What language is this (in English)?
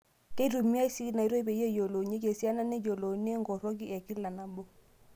Masai